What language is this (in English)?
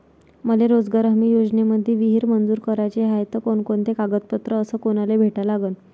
Marathi